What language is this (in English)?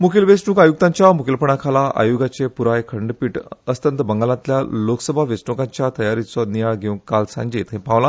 Konkani